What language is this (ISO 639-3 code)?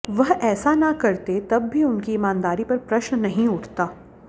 hin